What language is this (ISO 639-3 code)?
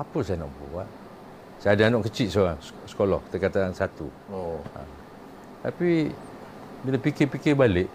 msa